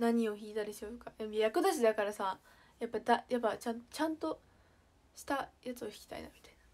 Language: Japanese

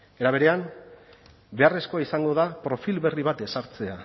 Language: Basque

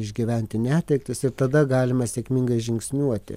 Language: Lithuanian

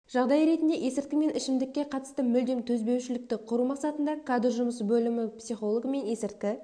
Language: Kazakh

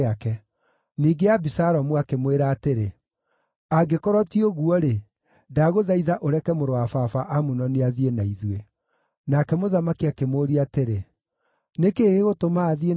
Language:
Kikuyu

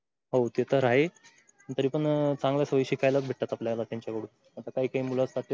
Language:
Marathi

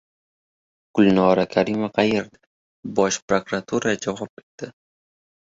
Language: Uzbek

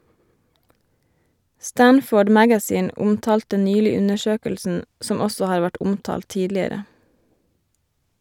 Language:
Norwegian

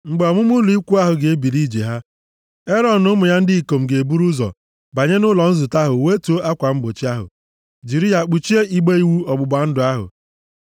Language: Igbo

